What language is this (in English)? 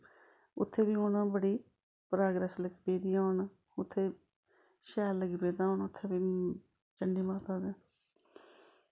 Dogri